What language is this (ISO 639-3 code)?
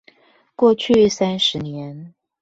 zho